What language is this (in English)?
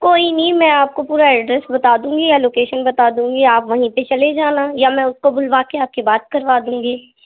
Urdu